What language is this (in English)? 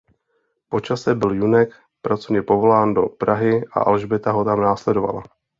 Czech